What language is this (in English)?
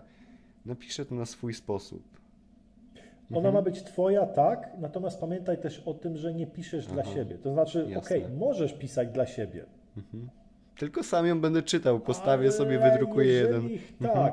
Polish